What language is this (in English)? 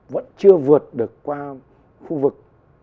Vietnamese